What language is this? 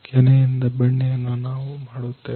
Kannada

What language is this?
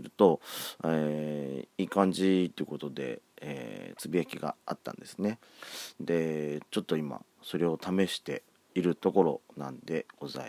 Japanese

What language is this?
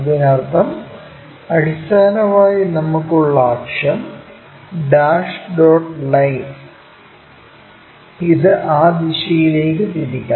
Malayalam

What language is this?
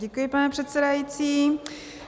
Czech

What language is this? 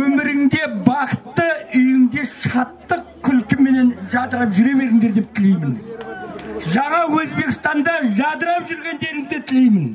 Turkish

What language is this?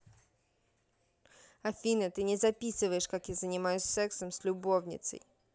Russian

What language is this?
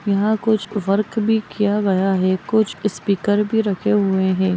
Magahi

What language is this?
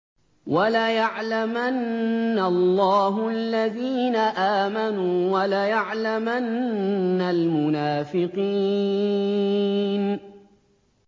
Arabic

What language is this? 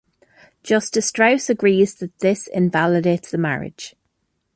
English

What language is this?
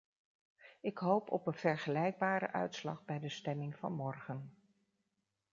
Dutch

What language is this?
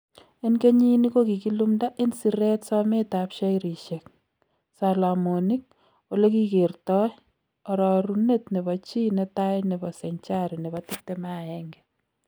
Kalenjin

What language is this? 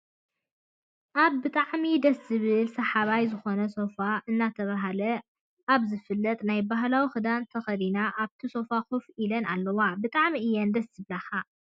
Tigrinya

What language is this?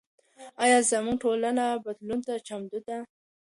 Pashto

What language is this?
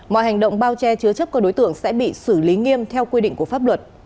Vietnamese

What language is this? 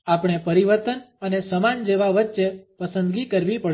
Gujarati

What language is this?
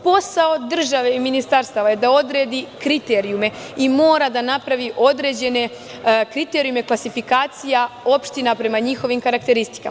Serbian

